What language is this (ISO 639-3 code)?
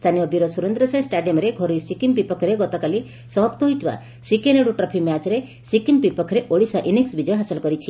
ori